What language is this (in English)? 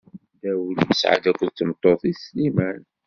Kabyle